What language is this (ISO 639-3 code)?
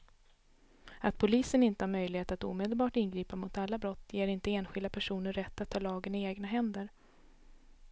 swe